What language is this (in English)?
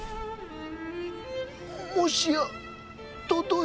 Japanese